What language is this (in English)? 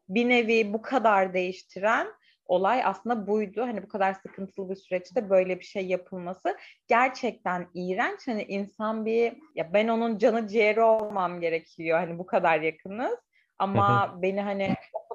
Turkish